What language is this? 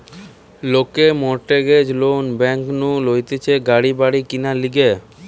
Bangla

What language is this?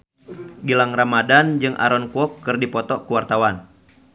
Sundanese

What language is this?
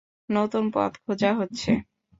Bangla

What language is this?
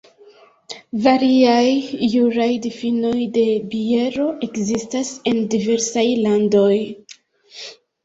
Esperanto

